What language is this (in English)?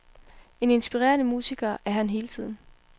Danish